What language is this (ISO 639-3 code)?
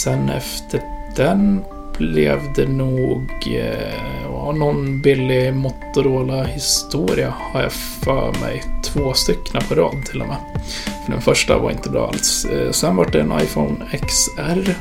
swe